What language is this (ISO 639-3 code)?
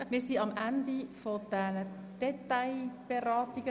gsw